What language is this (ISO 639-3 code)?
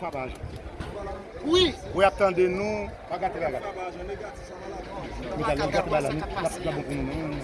fra